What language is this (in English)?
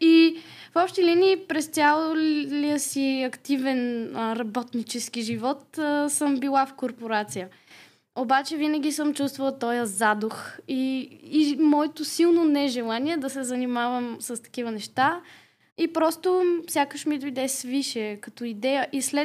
Bulgarian